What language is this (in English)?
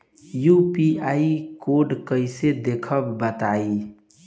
Bhojpuri